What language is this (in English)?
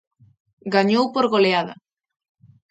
Galician